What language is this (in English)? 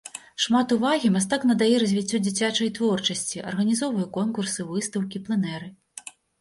Belarusian